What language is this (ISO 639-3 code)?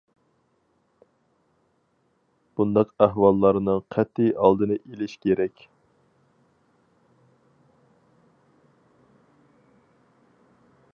uig